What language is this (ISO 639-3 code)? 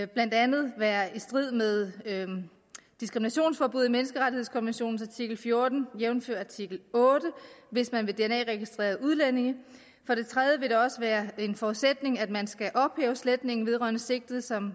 dan